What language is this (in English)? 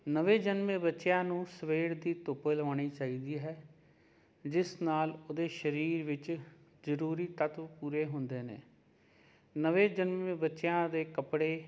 Punjabi